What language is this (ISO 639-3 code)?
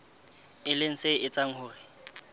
sot